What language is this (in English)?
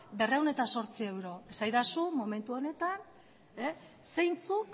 Basque